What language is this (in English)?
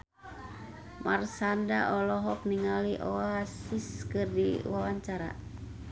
Sundanese